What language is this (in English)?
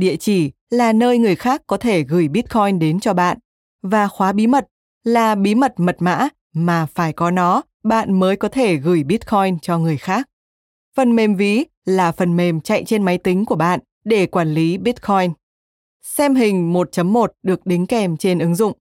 Vietnamese